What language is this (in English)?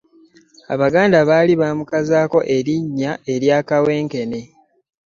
Ganda